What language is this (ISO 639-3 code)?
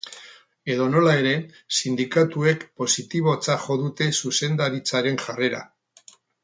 eus